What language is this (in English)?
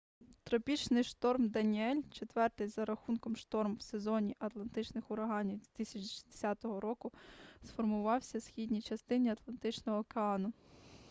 Ukrainian